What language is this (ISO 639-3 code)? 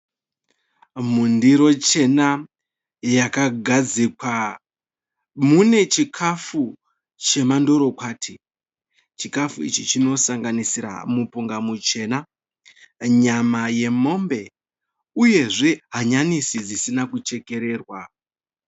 sna